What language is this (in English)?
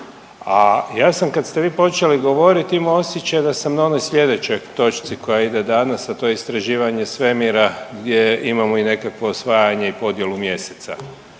Croatian